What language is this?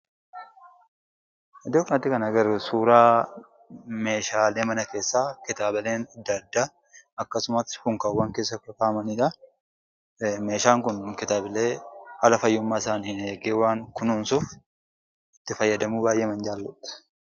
Oromo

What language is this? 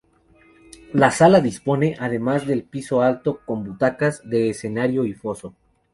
Spanish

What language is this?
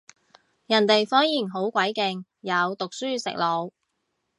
Cantonese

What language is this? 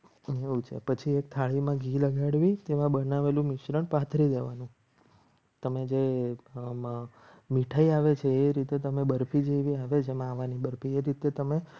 Gujarati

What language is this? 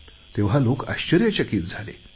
Marathi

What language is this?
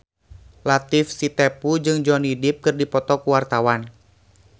Sundanese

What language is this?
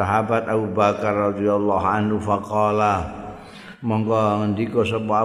Indonesian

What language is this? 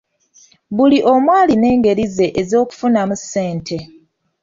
Ganda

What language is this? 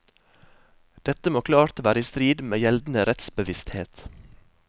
Norwegian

